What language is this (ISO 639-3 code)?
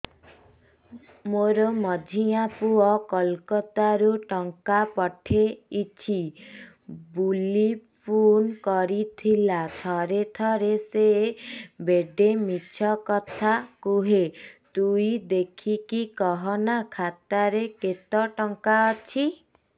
ori